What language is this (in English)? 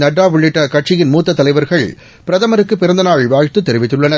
Tamil